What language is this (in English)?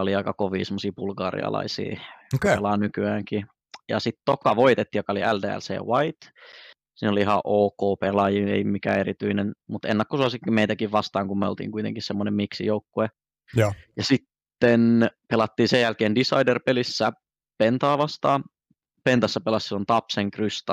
Finnish